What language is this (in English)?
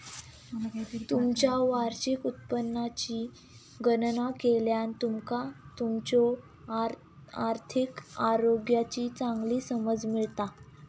Marathi